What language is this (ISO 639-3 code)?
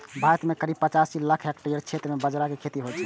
mai